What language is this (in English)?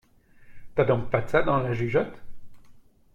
French